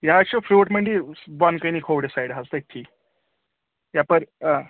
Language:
Kashmiri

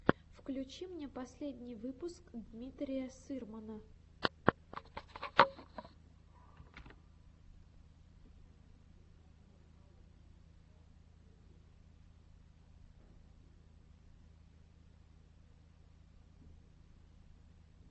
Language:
Russian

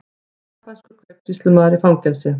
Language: Icelandic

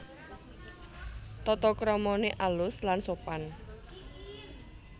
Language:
Javanese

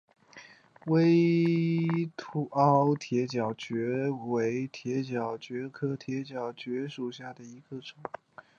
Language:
Chinese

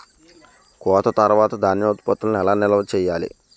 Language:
Telugu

